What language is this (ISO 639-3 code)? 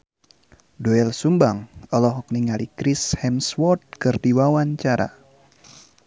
sun